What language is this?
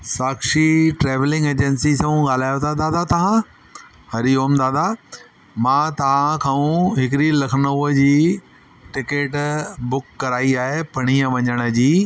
Sindhi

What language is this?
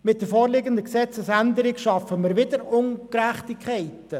Swiss German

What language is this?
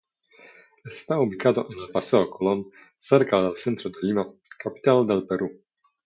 Spanish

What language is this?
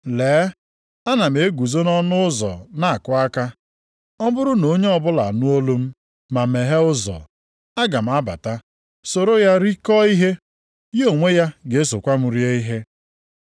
Igbo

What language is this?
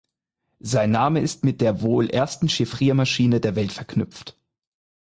German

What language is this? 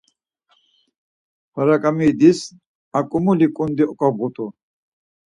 Laz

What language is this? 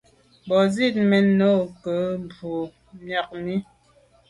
Medumba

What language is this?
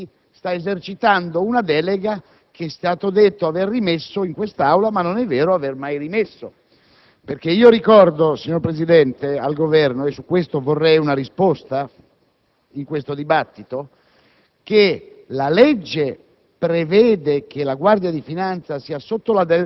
Italian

